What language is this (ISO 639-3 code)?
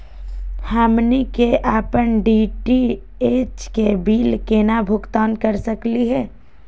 mag